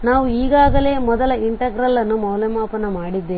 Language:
Kannada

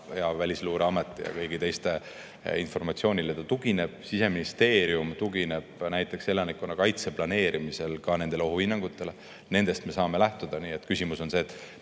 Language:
Estonian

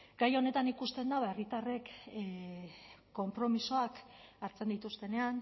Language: Basque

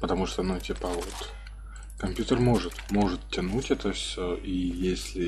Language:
Russian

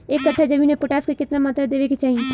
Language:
Bhojpuri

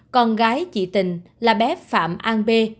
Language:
Vietnamese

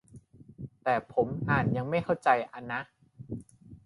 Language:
Thai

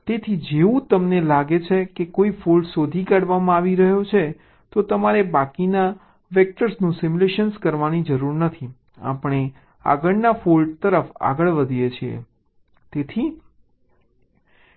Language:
Gujarati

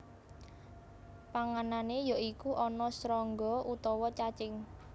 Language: Javanese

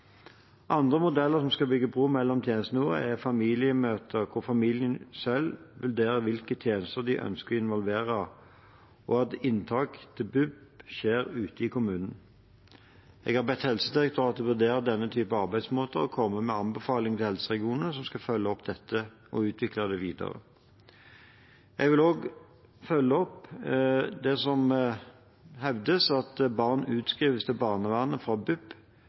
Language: Norwegian Bokmål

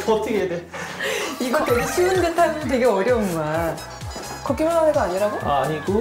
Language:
Korean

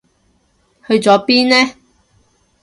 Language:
Cantonese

